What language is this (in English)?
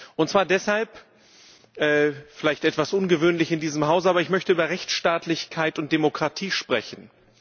German